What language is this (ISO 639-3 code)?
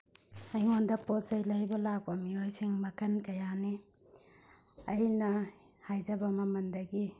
mni